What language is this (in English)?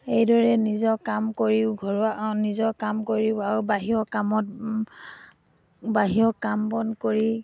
Assamese